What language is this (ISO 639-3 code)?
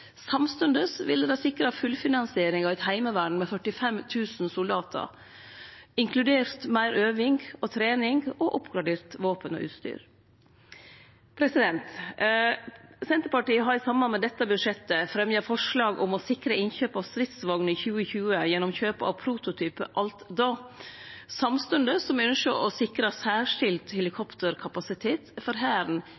nno